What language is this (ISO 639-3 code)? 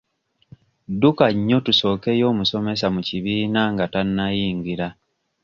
lug